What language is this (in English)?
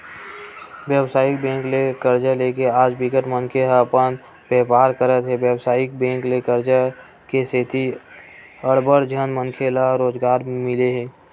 Chhattisgarhi